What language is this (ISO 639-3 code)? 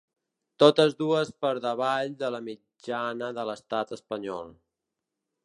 cat